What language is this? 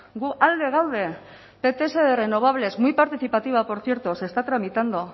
Spanish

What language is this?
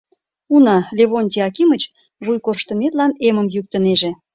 Mari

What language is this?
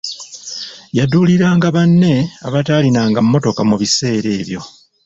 Ganda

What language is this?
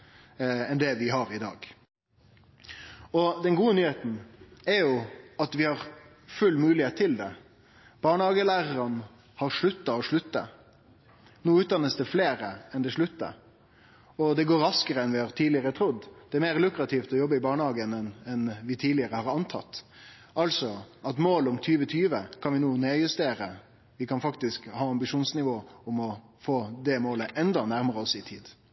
Norwegian Nynorsk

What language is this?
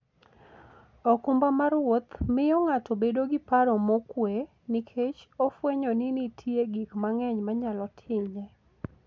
Luo (Kenya and Tanzania)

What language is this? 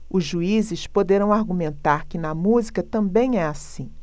Portuguese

